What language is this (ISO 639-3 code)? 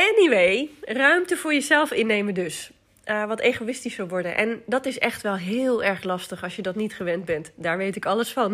nld